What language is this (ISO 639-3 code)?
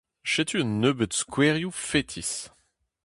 bre